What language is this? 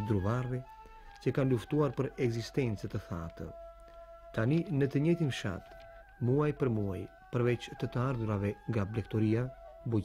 Romanian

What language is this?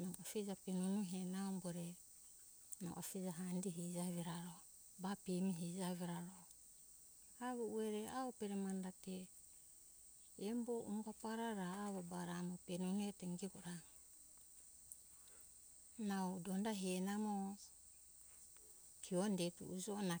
Hunjara-Kaina Ke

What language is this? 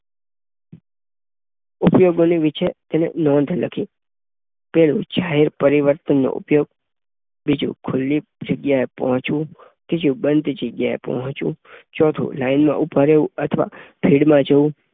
Gujarati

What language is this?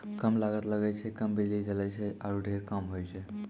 Maithili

